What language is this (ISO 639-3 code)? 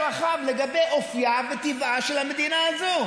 heb